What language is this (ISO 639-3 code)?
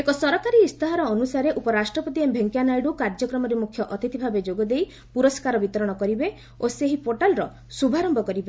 ori